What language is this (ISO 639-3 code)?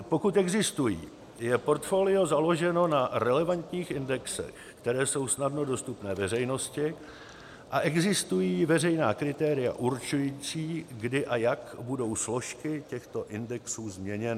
ces